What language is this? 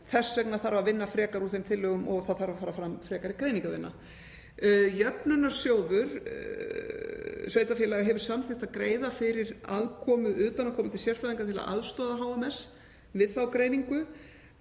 Icelandic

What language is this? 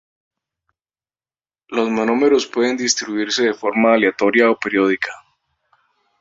Spanish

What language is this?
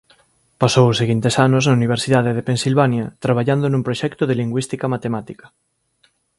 Galician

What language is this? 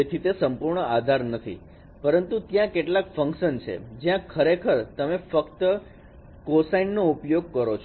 Gujarati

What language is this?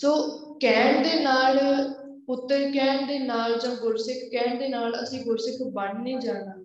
Punjabi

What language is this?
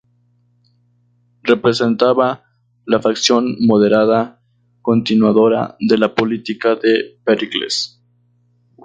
Spanish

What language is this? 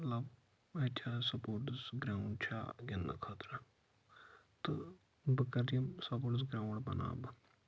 Kashmiri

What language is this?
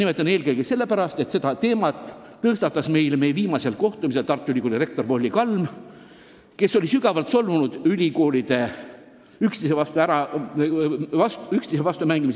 Estonian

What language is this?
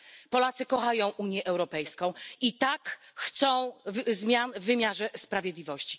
Polish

